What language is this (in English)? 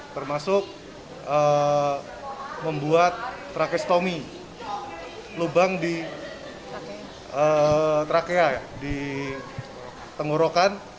Indonesian